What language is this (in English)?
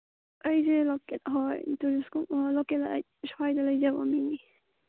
Manipuri